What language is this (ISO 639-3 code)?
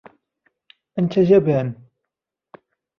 ara